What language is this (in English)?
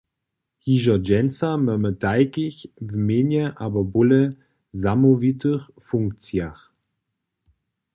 Upper Sorbian